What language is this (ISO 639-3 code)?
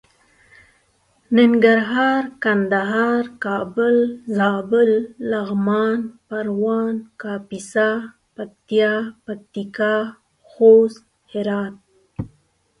pus